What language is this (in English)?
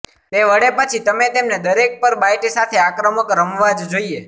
Gujarati